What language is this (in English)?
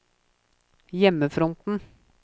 Norwegian